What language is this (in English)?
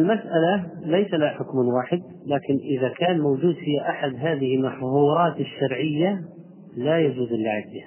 Arabic